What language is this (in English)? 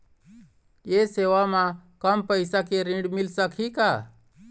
Chhattisgarhi